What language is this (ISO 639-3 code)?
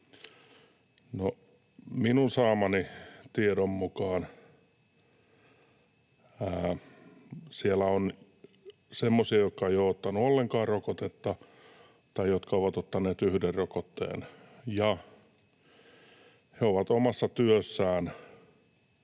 fin